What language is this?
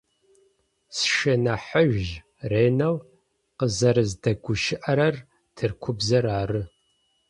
Adyghe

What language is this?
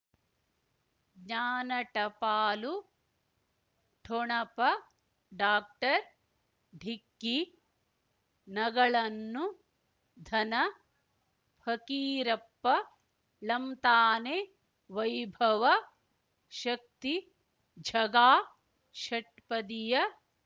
Kannada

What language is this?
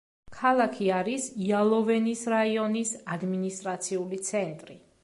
Georgian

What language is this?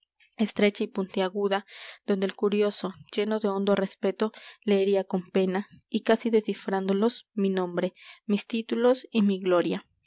Spanish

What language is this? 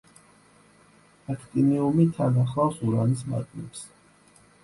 Georgian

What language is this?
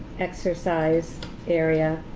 English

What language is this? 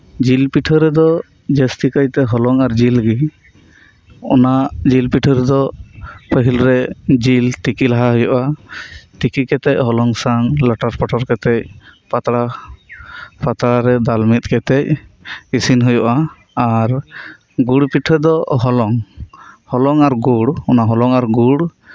Santali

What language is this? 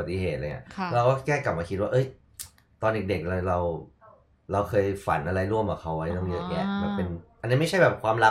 Thai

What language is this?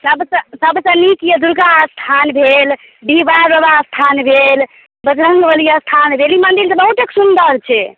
Maithili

